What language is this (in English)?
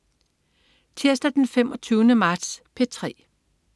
Danish